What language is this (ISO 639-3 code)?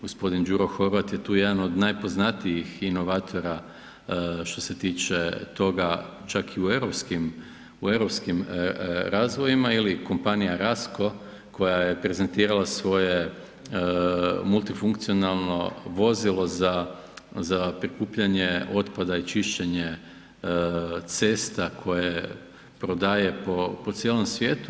hrv